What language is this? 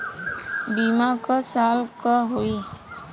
Bhojpuri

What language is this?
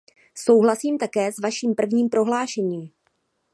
Czech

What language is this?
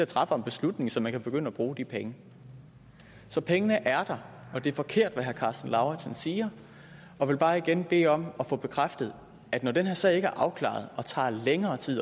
Danish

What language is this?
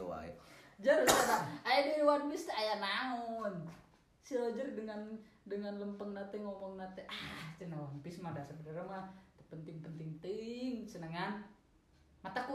Indonesian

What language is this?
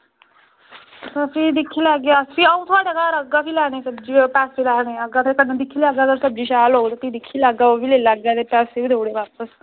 Dogri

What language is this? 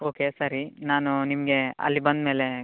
Kannada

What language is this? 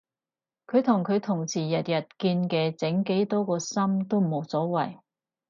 Cantonese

